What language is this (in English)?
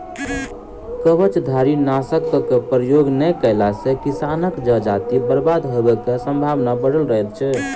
Maithili